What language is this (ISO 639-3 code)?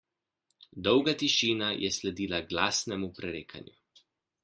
slv